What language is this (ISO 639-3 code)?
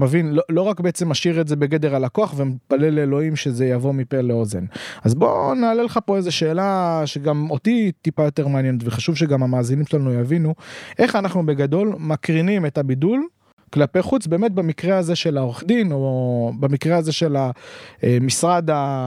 heb